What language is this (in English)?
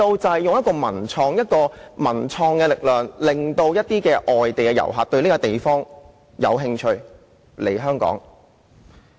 Cantonese